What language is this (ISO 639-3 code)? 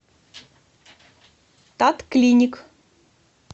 rus